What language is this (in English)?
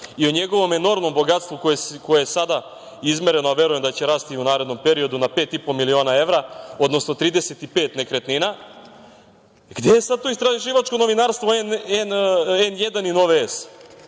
Serbian